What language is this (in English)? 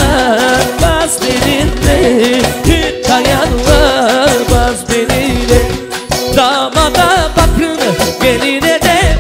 Bulgarian